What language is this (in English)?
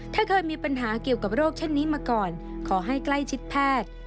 Thai